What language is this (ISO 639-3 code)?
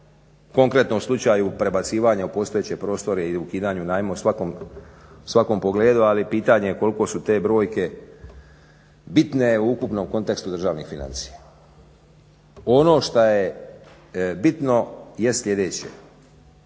hrv